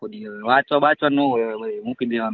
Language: Gujarati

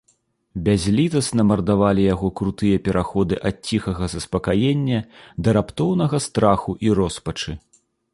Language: Belarusian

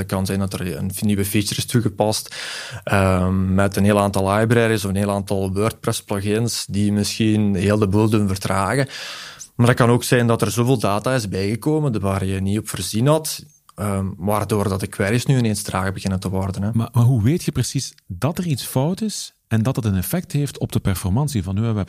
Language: Dutch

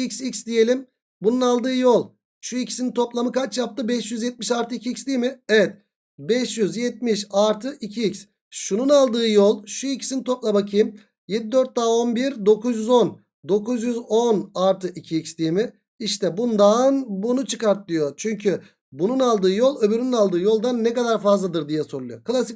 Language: Turkish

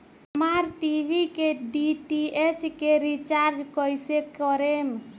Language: Bhojpuri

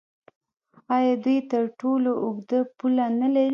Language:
Pashto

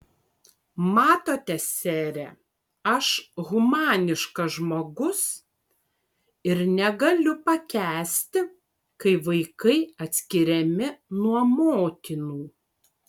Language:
Lithuanian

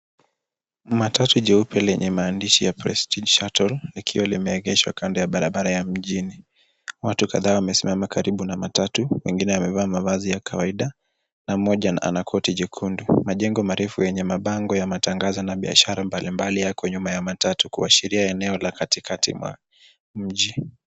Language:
Swahili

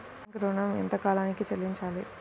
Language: Telugu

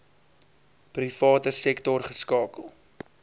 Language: Afrikaans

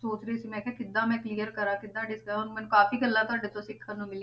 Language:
Punjabi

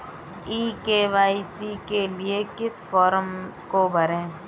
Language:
Hindi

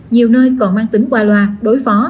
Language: Vietnamese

